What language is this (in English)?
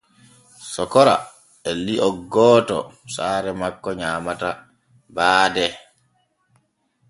Borgu Fulfulde